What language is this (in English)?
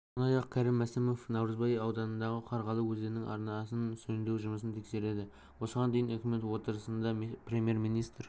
Kazakh